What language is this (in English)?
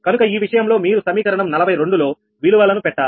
Telugu